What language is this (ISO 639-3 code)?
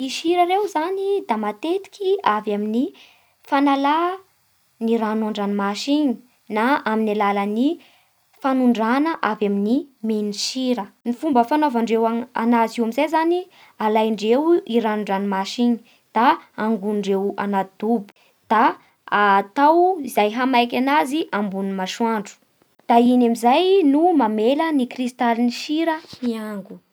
bhr